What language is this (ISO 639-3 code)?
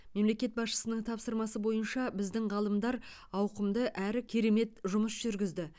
kaz